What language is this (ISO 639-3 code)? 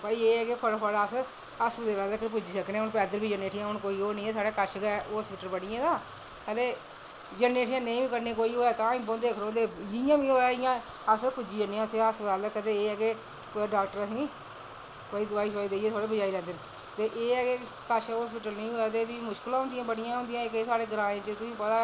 doi